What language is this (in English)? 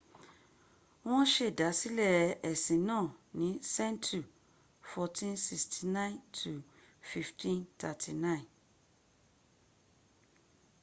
Yoruba